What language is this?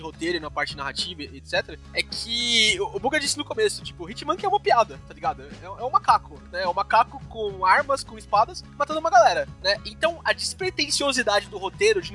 Portuguese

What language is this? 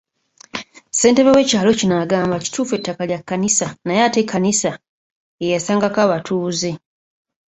Ganda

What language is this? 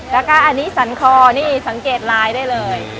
Thai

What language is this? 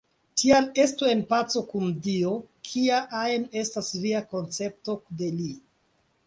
Esperanto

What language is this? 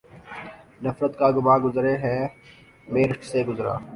Urdu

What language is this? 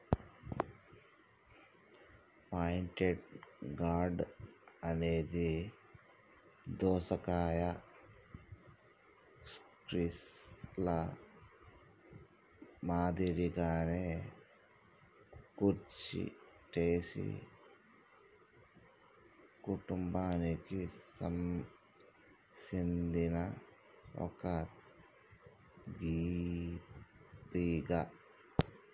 Telugu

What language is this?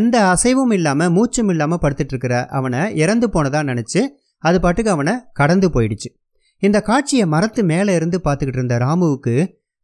Tamil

